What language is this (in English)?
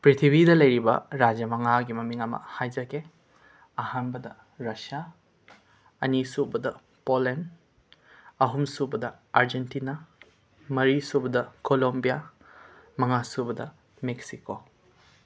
Manipuri